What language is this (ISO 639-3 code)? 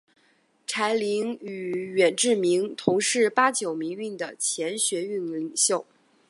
zho